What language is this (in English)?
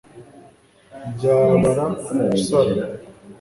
Kinyarwanda